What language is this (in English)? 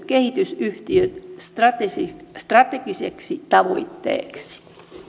Finnish